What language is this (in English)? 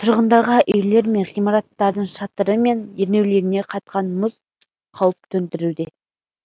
Kazakh